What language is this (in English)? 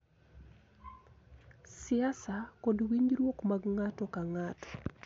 Luo (Kenya and Tanzania)